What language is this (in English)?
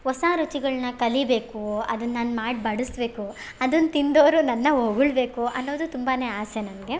Kannada